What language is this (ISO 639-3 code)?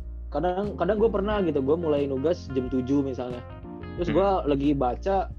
ind